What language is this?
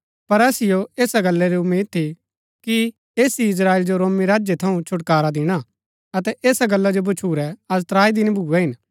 Gaddi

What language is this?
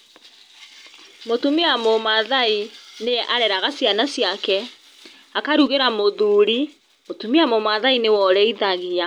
Kikuyu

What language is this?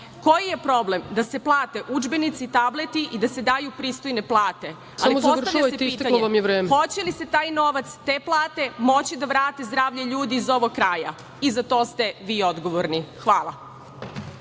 Serbian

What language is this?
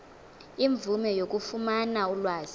Xhosa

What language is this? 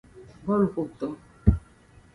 Aja (Benin)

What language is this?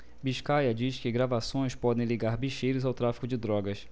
Portuguese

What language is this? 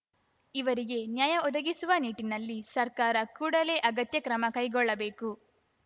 Kannada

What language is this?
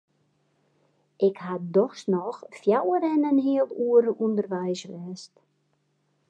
Western Frisian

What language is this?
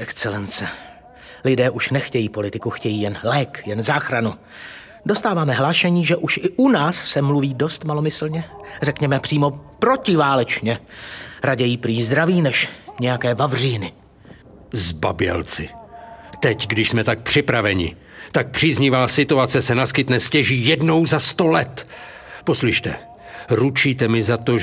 Czech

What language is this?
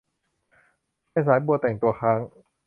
Thai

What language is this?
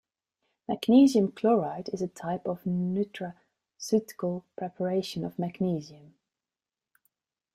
English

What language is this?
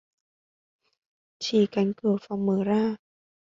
Vietnamese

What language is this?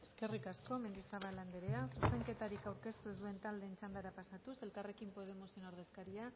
Basque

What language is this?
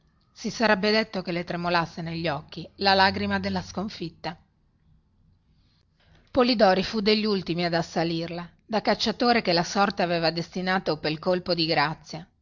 Italian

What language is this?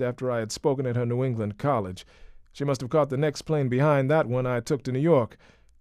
English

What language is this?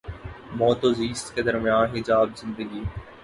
Urdu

